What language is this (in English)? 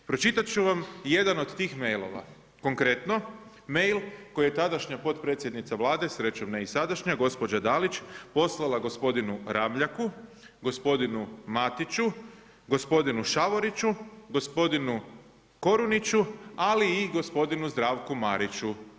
Croatian